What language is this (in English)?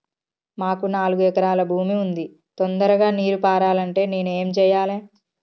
Telugu